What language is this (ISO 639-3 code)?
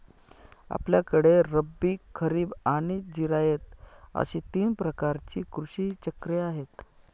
mar